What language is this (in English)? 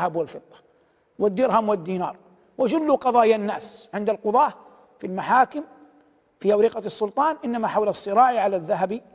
Arabic